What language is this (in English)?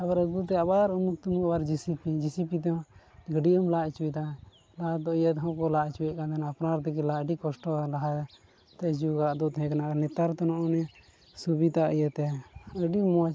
Santali